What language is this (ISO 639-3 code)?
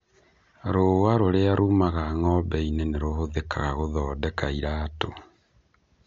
kik